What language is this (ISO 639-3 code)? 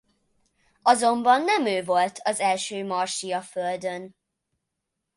hun